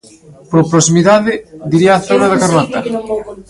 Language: Galician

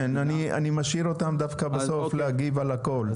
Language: Hebrew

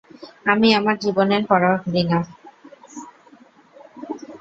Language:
Bangla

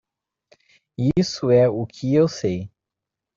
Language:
Portuguese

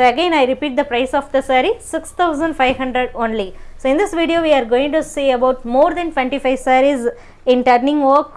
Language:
Tamil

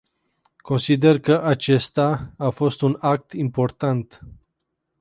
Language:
Romanian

